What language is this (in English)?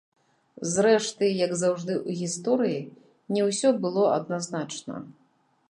Belarusian